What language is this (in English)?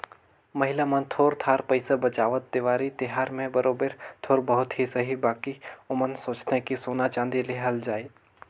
Chhattisgarhi